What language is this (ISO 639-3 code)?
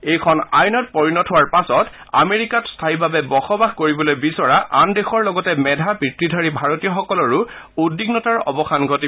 asm